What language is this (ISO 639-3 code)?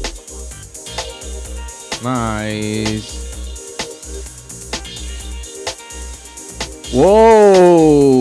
ind